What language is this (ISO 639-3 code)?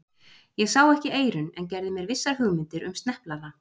isl